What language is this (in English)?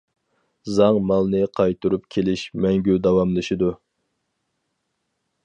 Uyghur